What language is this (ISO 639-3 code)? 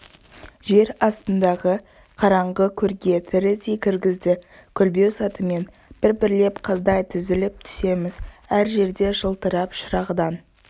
kaz